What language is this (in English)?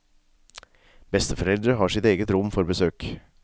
Norwegian